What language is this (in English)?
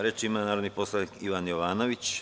Serbian